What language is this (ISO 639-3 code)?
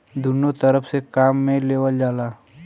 bho